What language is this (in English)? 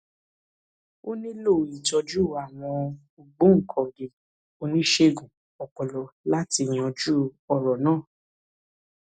Yoruba